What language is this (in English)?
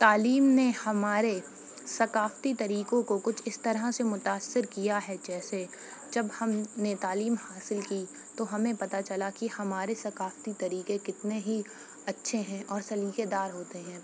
Urdu